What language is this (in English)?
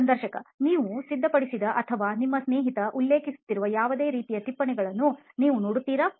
Kannada